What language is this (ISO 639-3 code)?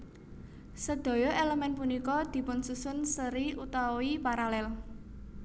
jav